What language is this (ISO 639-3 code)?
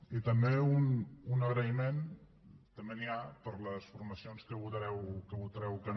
cat